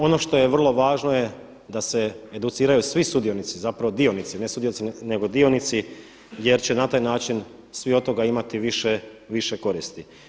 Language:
Croatian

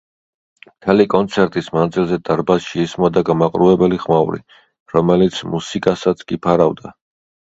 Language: Georgian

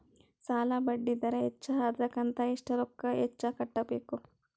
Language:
Kannada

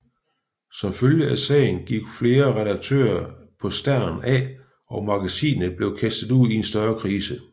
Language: Danish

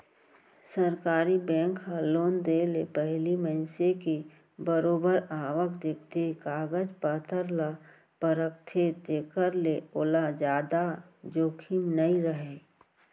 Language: Chhattisgarhi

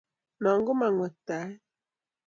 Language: Kalenjin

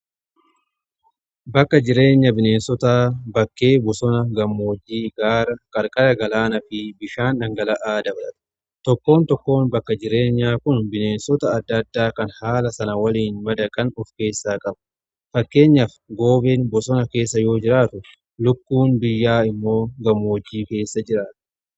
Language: Oromo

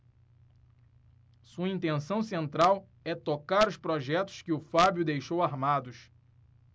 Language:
Portuguese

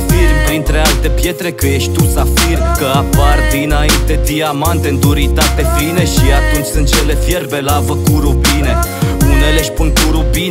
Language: Romanian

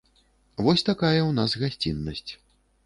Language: Belarusian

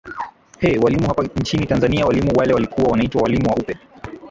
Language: Swahili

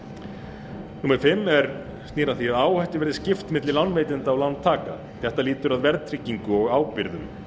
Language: Icelandic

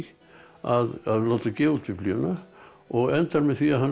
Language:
Icelandic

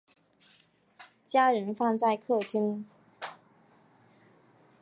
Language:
Chinese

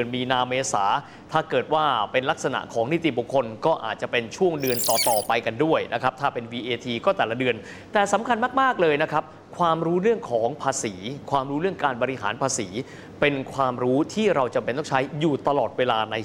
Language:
Thai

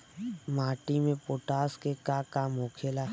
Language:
Bhojpuri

